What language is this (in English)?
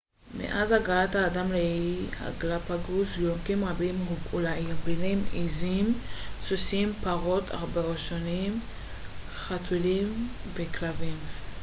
Hebrew